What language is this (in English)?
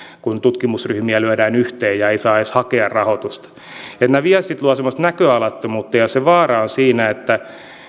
Finnish